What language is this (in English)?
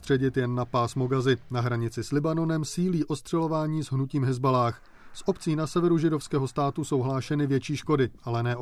Czech